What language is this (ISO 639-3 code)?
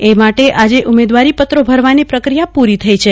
guj